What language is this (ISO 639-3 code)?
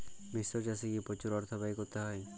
ben